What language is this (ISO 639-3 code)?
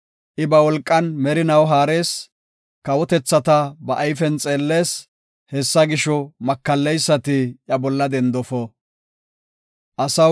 gof